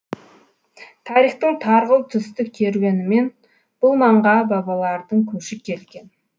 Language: Kazakh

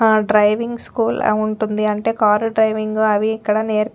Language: Telugu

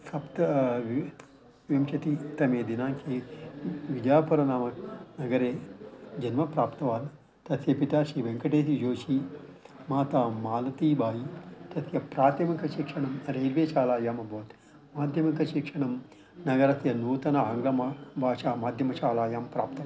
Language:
Sanskrit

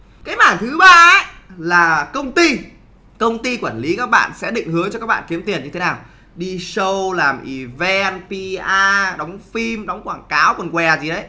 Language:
Vietnamese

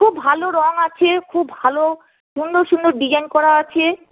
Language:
Bangla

